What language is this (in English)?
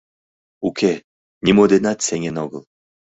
Mari